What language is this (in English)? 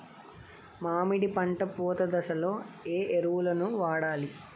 Telugu